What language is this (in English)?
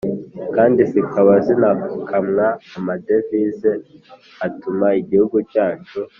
Kinyarwanda